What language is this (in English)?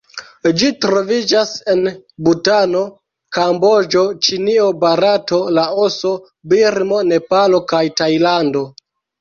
Esperanto